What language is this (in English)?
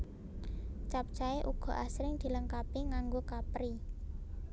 Javanese